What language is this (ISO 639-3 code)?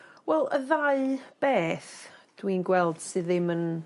cym